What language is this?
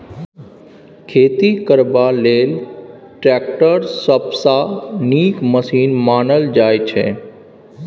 Maithili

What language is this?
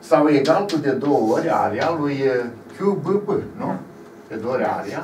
Romanian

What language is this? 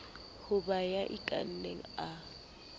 Southern Sotho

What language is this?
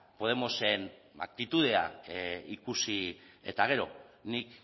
Basque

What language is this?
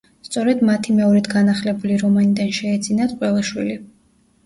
Georgian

